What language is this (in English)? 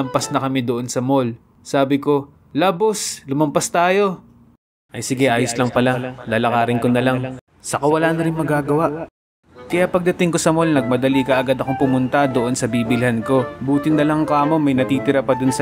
Filipino